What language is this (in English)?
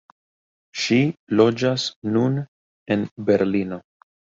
Esperanto